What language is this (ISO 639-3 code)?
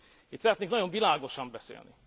hun